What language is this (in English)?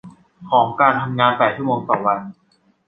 Thai